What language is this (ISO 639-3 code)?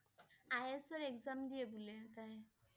asm